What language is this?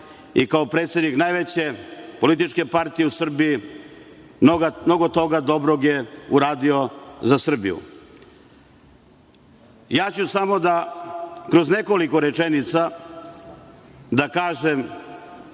Serbian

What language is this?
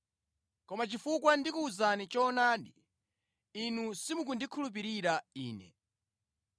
Nyanja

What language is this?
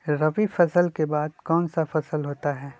Magahi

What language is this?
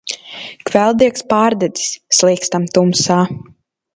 Latvian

